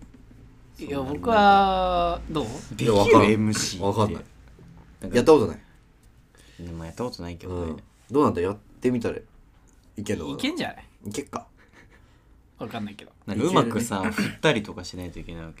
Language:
Japanese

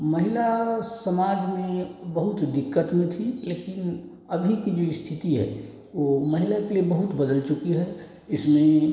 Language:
Hindi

